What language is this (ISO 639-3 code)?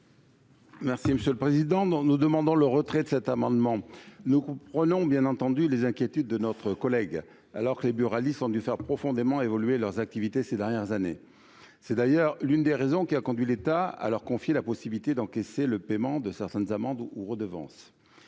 fra